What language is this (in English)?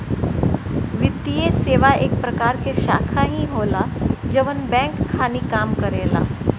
Bhojpuri